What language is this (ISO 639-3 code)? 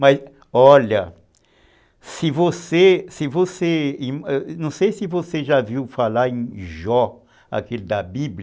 por